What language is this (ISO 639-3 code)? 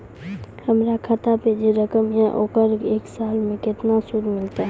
mai